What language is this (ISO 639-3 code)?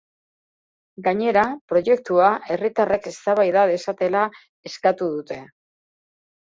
eus